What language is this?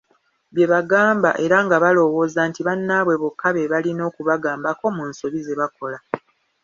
Ganda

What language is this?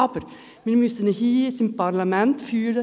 Swiss German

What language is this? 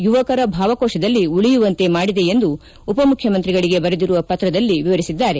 Kannada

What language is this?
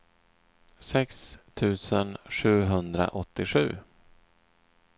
Swedish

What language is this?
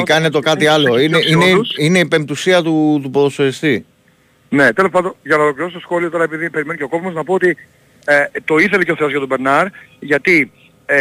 Greek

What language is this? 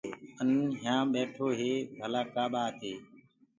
Gurgula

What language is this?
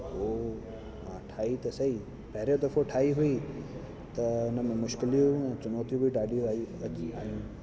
Sindhi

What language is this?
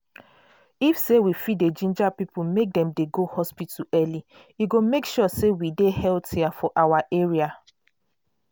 Nigerian Pidgin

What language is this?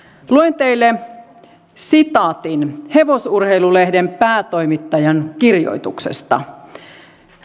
Finnish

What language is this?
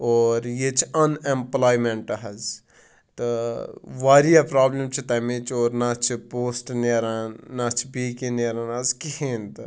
Kashmiri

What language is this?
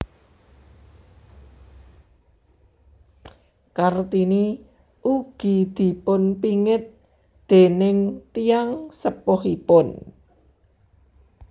Javanese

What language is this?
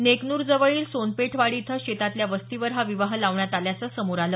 Marathi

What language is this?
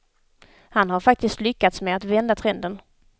Swedish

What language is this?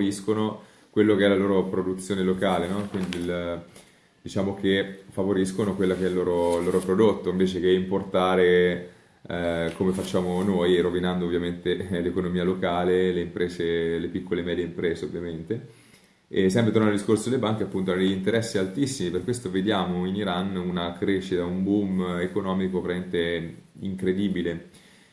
Italian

